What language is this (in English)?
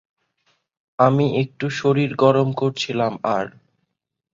Bangla